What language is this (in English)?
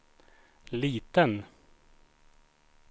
Swedish